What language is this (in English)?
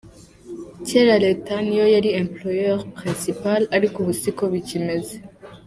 Kinyarwanda